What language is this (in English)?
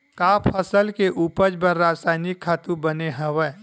Chhattisgarhi